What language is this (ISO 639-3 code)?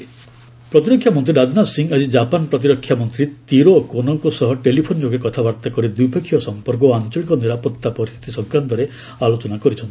ori